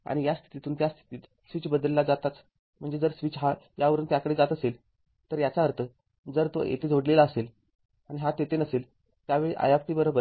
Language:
Marathi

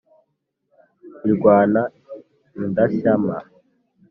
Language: Kinyarwanda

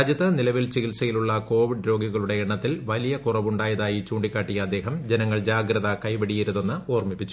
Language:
Malayalam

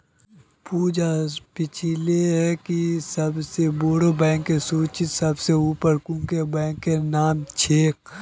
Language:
Magahi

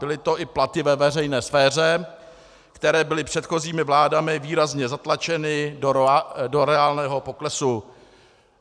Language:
Czech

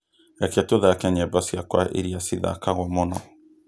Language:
Kikuyu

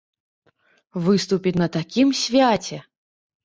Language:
Belarusian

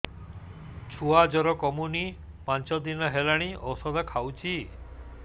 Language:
Odia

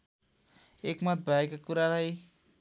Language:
Nepali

